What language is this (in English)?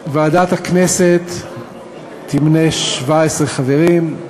Hebrew